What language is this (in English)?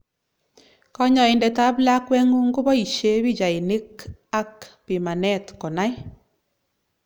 Kalenjin